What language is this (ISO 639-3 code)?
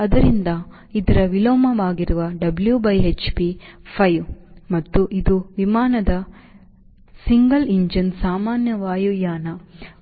kan